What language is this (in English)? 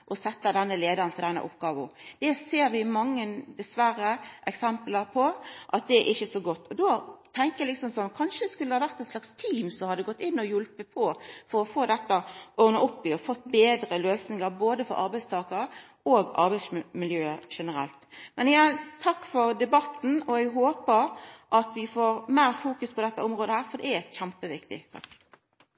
Norwegian Nynorsk